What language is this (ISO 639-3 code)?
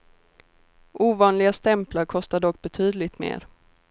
swe